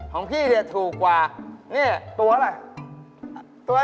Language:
Thai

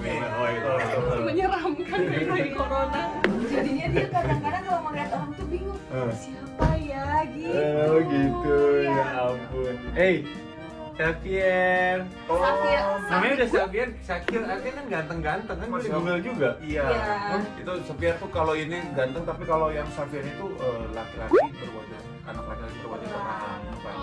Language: Indonesian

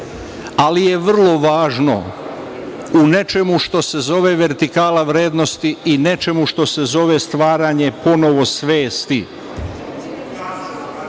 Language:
Serbian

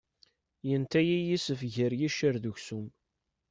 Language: Kabyle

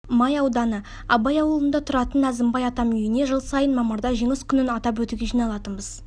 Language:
Kazakh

